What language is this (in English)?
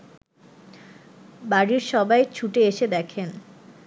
Bangla